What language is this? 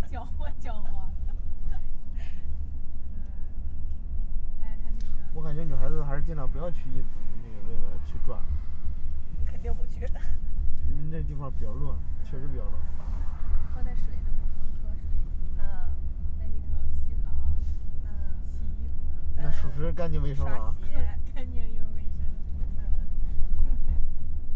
Chinese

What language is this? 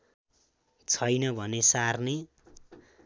Nepali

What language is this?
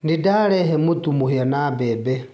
Kikuyu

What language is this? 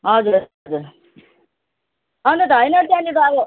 Nepali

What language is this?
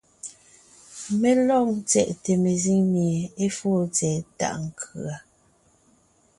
Ngiemboon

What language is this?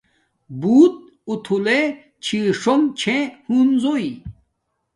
Domaaki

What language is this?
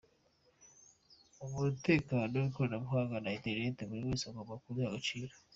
Kinyarwanda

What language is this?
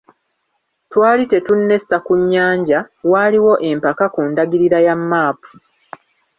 Ganda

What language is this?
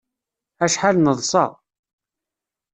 Kabyle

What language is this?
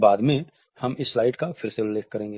Hindi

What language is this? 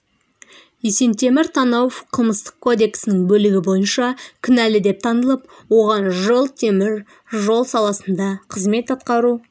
Kazakh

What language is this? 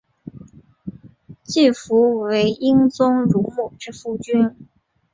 Chinese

